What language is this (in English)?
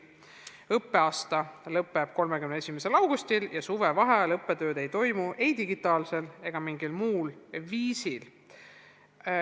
Estonian